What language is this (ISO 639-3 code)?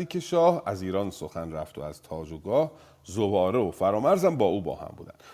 fas